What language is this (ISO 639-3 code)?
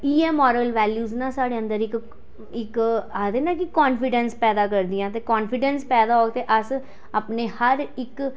doi